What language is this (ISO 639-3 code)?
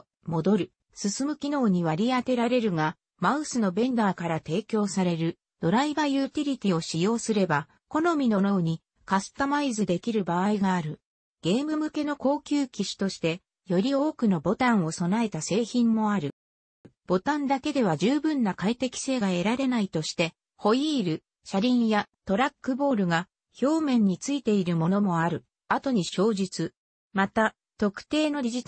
jpn